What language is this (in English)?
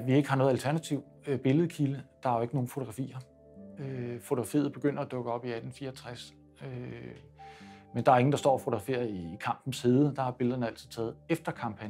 Danish